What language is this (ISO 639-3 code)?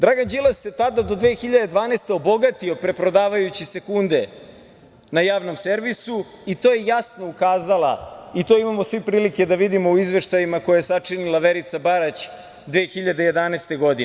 srp